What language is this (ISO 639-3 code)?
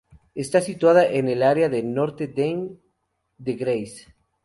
spa